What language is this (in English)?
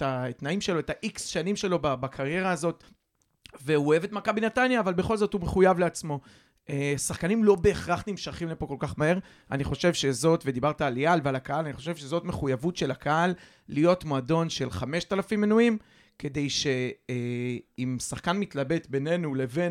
Hebrew